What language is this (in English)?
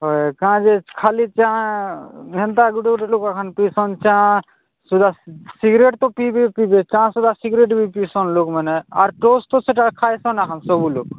Odia